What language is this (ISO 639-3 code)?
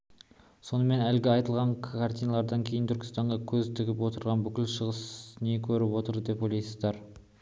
kaz